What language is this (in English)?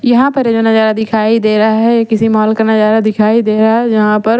Hindi